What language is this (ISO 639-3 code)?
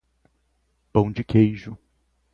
por